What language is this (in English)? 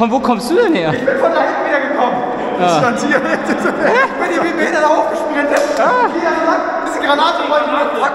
German